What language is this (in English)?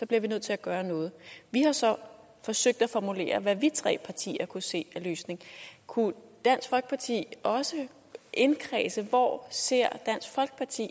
Danish